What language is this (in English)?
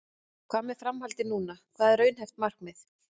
Icelandic